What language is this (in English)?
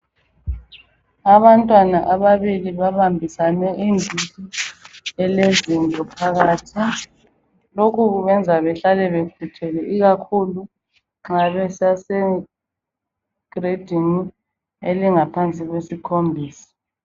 North Ndebele